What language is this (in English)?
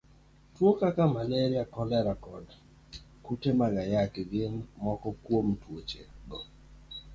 Luo (Kenya and Tanzania)